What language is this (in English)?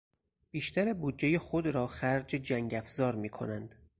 Persian